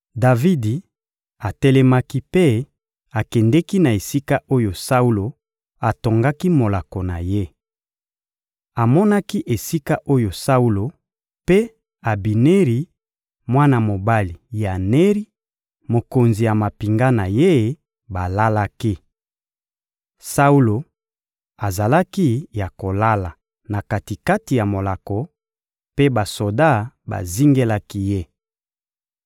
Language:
Lingala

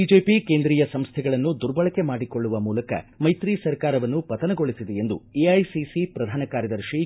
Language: Kannada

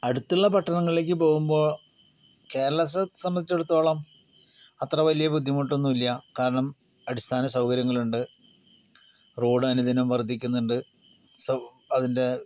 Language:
Malayalam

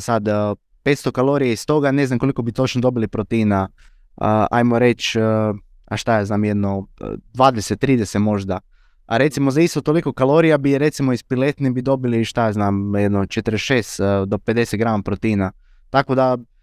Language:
Croatian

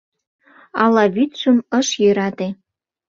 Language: Mari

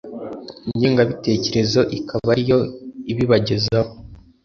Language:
Kinyarwanda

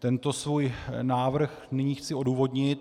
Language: Czech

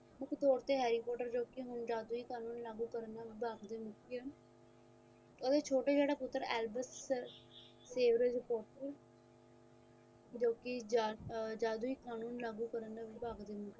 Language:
Punjabi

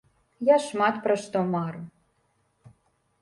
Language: Belarusian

